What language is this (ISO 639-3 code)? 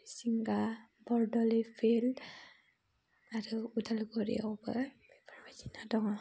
brx